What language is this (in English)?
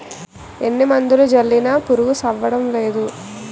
Telugu